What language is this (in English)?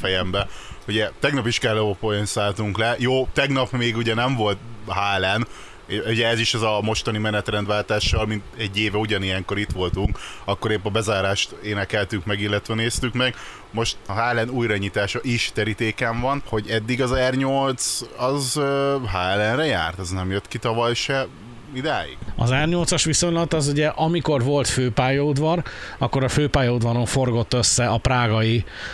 Hungarian